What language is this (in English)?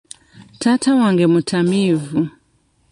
Ganda